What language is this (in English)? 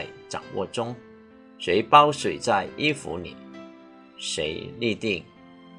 Chinese